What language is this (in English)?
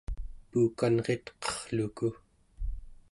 Central Yupik